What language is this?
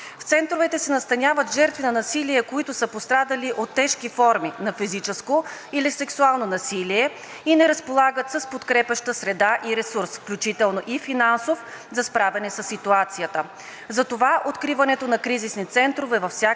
Bulgarian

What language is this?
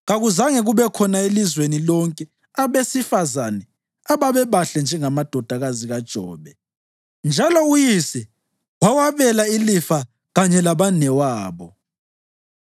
North Ndebele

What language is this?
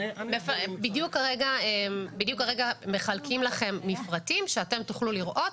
Hebrew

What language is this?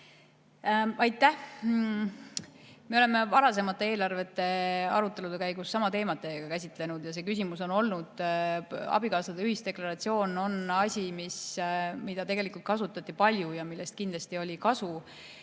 Estonian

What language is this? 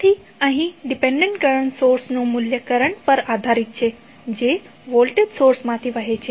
Gujarati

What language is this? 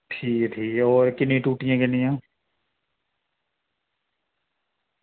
Dogri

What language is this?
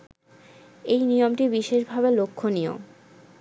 Bangla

